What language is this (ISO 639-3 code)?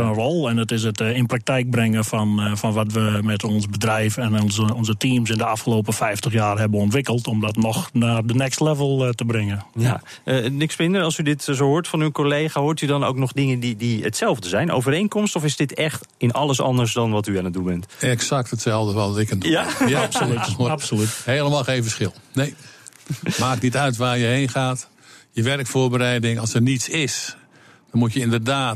nld